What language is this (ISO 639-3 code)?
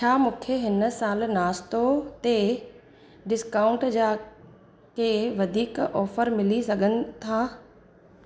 snd